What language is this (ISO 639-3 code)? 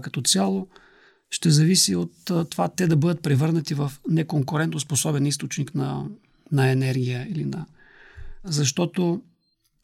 bul